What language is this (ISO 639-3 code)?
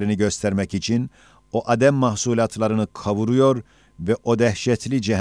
tur